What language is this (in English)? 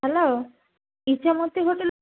Bangla